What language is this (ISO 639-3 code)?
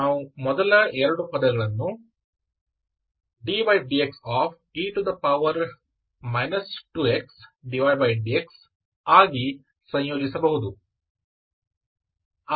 kan